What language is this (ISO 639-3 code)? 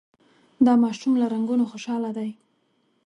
pus